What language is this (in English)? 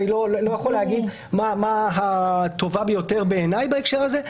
Hebrew